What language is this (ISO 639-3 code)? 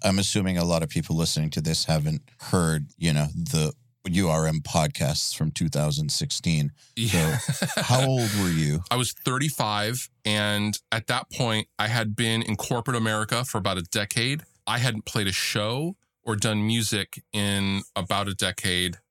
eng